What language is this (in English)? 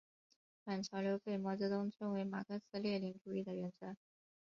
Chinese